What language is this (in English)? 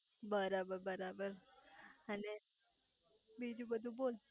Gujarati